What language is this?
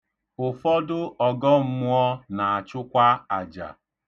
Igbo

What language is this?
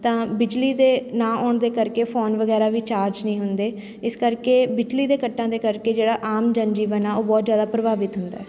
Punjabi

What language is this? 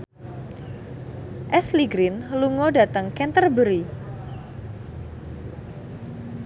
Javanese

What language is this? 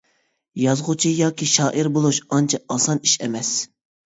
Uyghur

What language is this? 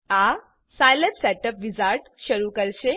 Gujarati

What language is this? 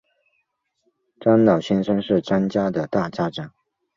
Chinese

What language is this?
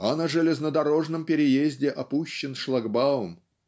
Russian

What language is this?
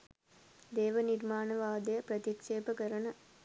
Sinhala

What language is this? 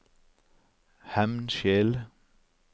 Norwegian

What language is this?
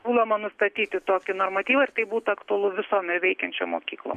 Lithuanian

